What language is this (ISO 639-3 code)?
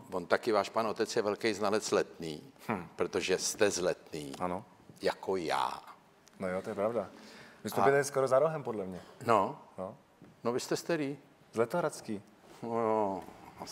ces